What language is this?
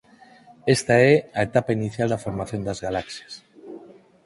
Galician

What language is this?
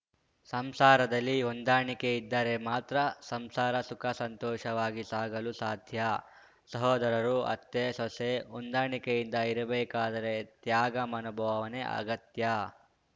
Kannada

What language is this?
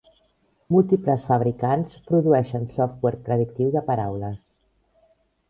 Catalan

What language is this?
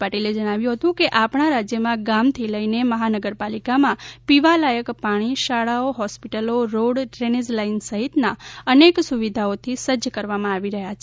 Gujarati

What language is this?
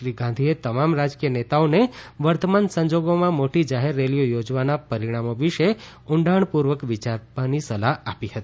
Gujarati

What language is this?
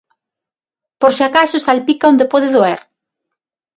Galician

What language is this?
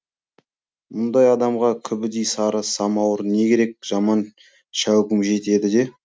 Kazakh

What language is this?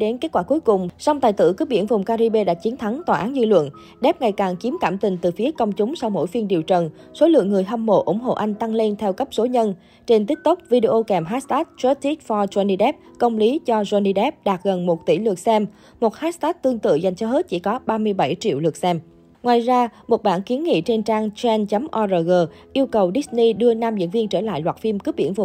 Vietnamese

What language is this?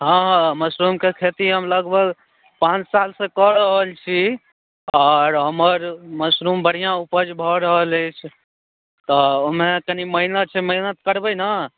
Maithili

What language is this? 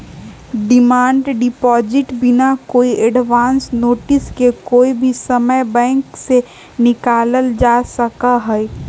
Magahi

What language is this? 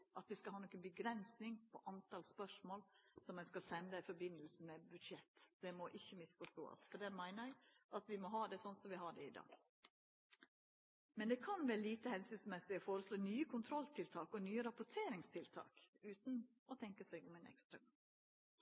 Norwegian Nynorsk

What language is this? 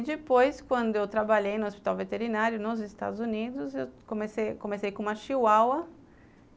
Portuguese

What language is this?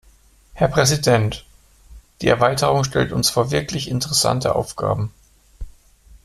German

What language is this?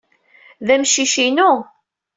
Kabyle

